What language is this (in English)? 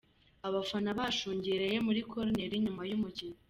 Kinyarwanda